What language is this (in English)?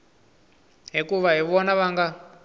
Tsonga